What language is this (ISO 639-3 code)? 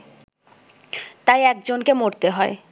ben